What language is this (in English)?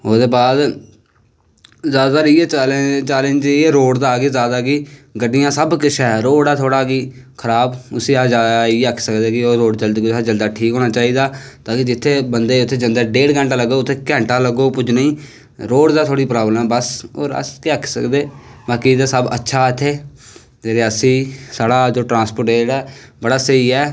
Dogri